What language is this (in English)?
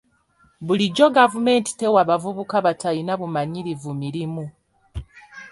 Ganda